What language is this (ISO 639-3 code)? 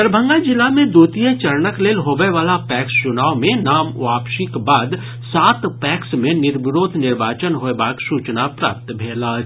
mai